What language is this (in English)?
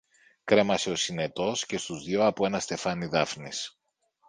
Greek